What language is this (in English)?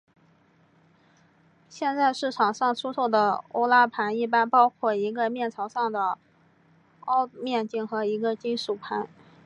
Chinese